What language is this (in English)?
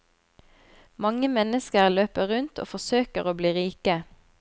Norwegian